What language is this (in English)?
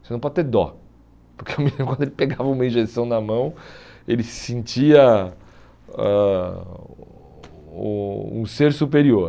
Portuguese